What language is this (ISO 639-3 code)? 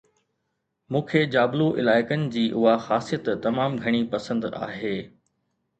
snd